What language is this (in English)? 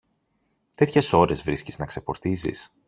Greek